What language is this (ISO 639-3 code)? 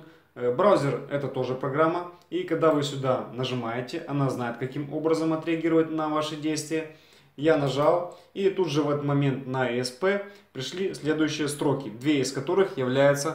rus